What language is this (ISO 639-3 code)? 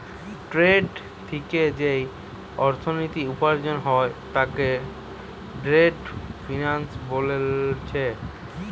ben